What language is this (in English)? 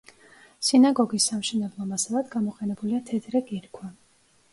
Georgian